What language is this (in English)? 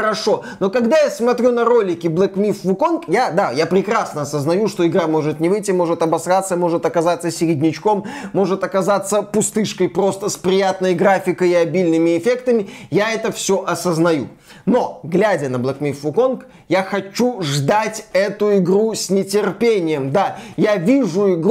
Russian